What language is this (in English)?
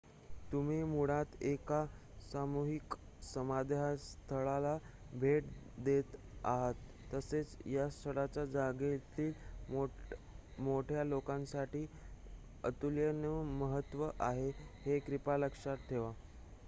Marathi